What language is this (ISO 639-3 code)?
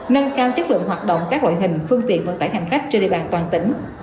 vie